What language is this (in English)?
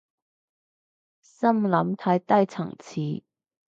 Cantonese